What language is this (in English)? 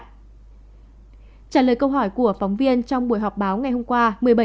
Vietnamese